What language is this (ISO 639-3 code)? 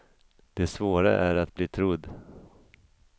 swe